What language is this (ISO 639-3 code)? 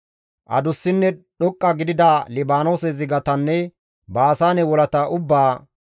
gmv